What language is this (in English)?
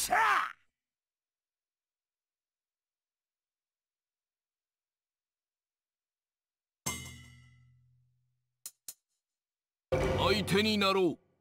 Japanese